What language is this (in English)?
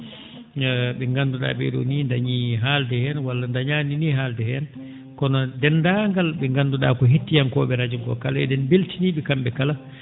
Fula